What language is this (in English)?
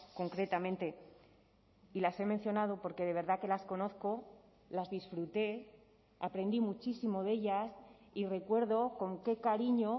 Spanish